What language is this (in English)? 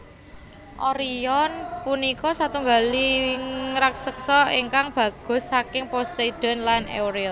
Javanese